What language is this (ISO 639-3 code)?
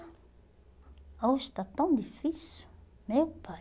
por